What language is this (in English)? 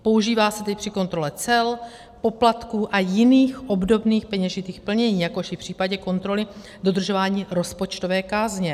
Czech